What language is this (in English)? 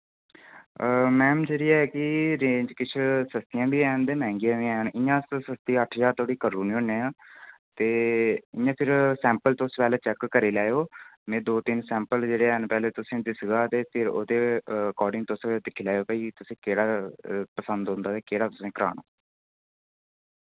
Dogri